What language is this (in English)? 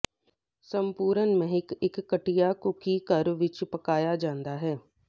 Punjabi